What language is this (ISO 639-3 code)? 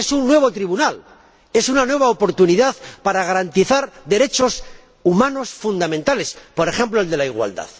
spa